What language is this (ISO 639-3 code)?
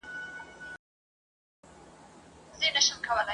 pus